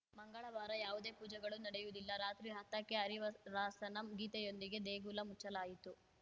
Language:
Kannada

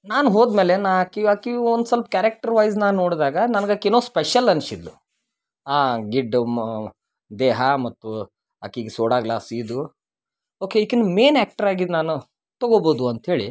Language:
Kannada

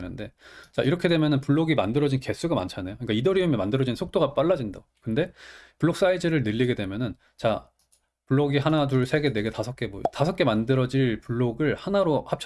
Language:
Korean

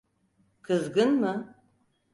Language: Turkish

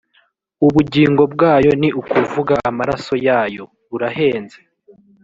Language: Kinyarwanda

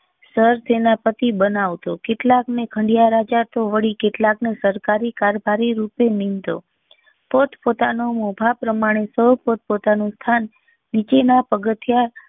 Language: Gujarati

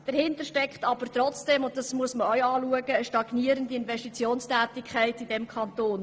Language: Swiss German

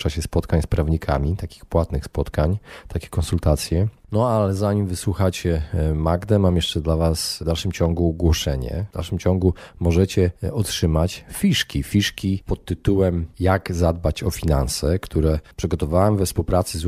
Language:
Polish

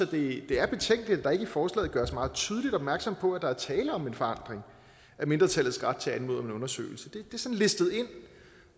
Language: Danish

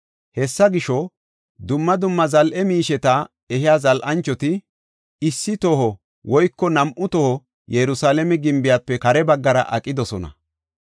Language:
Gofa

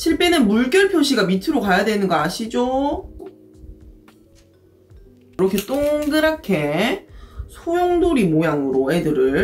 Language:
Korean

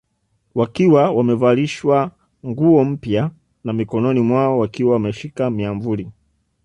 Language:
Swahili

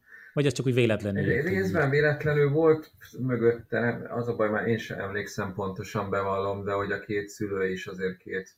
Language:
Hungarian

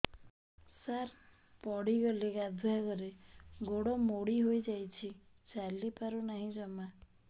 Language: Odia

